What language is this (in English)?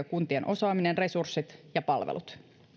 Finnish